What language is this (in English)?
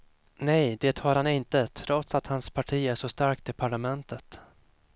Swedish